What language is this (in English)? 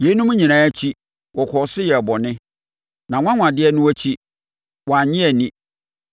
Akan